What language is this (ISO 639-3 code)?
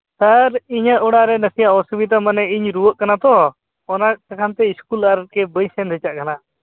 sat